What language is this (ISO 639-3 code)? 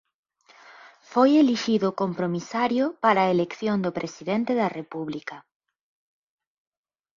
glg